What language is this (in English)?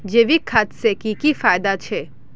Magahi